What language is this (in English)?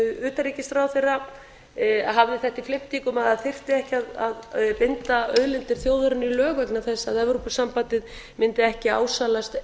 Icelandic